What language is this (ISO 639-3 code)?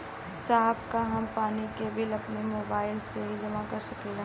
bho